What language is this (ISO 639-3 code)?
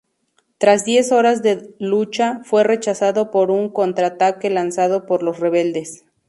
spa